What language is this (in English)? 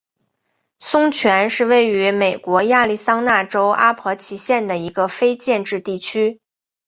Chinese